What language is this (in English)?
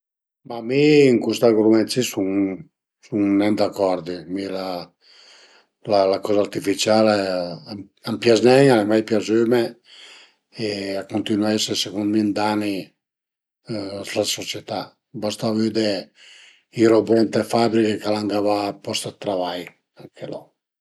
Piedmontese